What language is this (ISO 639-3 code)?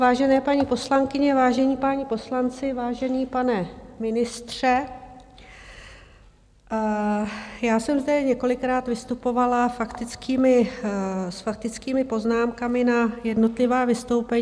ces